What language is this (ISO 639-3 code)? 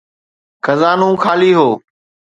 snd